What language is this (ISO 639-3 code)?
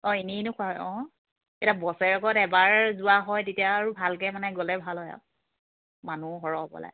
asm